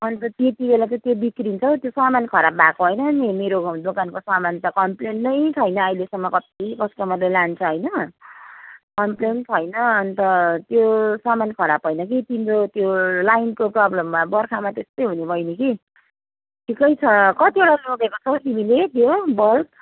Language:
Nepali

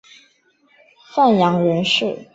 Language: Chinese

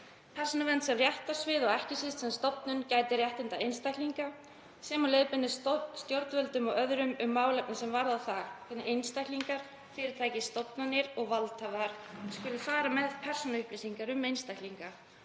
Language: Icelandic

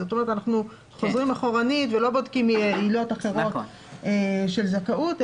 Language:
Hebrew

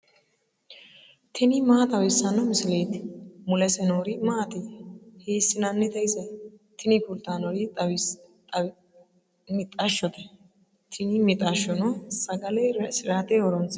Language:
Sidamo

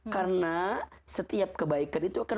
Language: Indonesian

